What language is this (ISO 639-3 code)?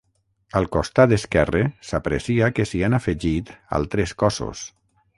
cat